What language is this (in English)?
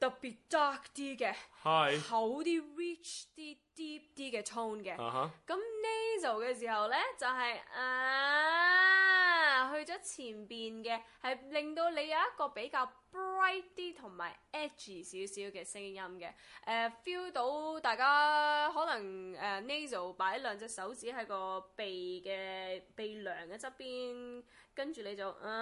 Chinese